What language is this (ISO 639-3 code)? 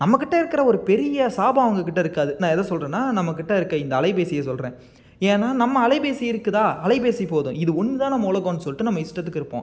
tam